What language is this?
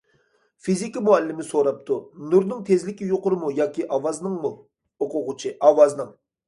Uyghur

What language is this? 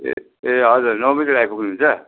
Nepali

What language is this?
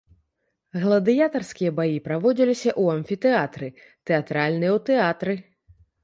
Belarusian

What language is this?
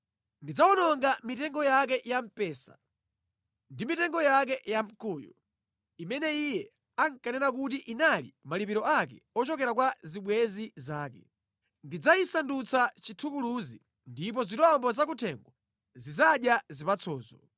Nyanja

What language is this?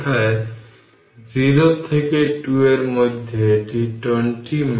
Bangla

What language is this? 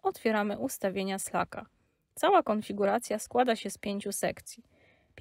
Polish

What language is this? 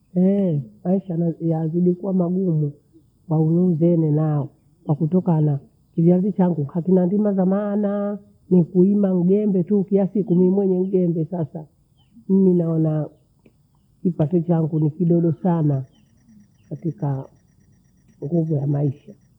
Bondei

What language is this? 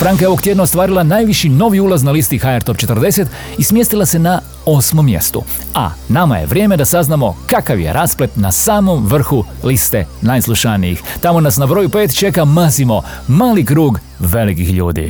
Croatian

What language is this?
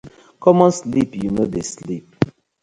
Nigerian Pidgin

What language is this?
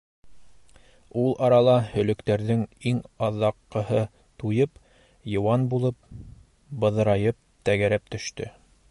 Bashkir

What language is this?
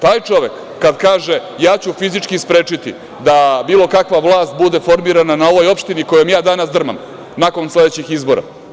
Serbian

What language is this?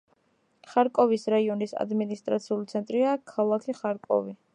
Georgian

